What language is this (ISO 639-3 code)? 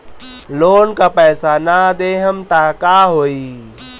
bho